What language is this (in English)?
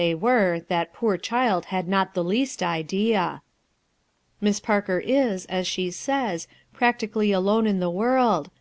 English